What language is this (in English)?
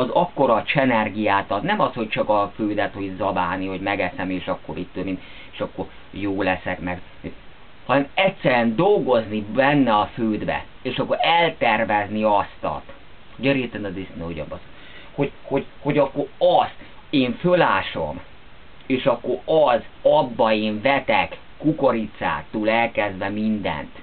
Hungarian